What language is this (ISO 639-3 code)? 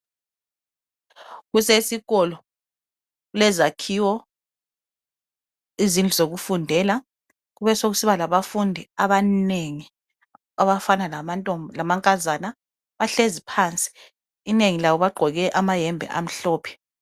nde